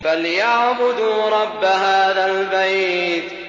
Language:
Arabic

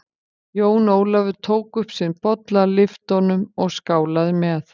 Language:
Icelandic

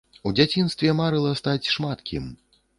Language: Belarusian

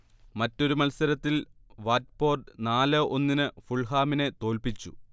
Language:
Malayalam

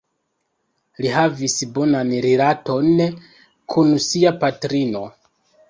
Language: Esperanto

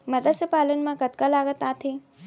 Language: Chhattisgarhi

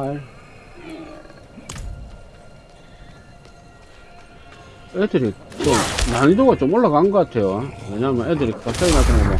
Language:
Korean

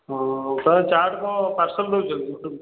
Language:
Odia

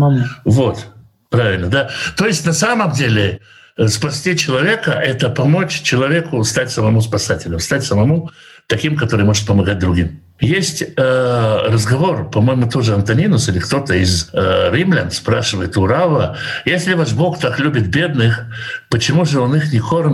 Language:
Russian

